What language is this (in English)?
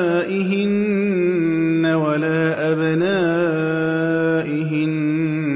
Arabic